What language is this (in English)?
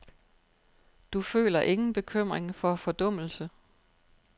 Danish